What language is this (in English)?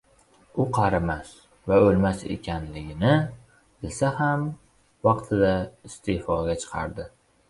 Uzbek